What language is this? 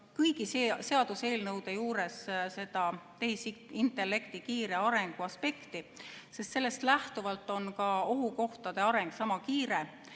Estonian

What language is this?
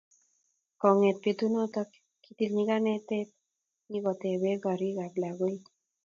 Kalenjin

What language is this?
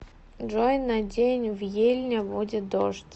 Russian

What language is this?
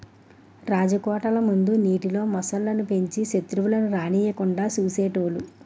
Telugu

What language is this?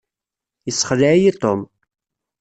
Kabyle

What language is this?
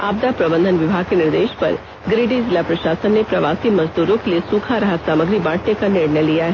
Hindi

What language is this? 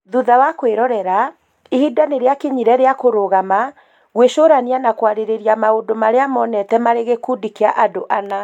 Kikuyu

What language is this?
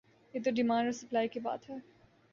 Urdu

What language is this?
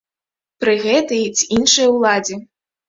Belarusian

